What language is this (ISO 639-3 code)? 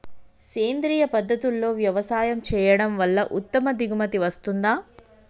tel